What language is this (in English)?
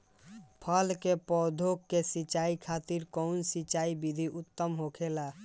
Bhojpuri